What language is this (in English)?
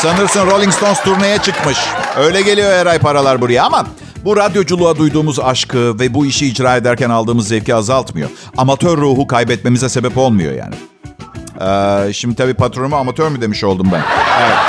Turkish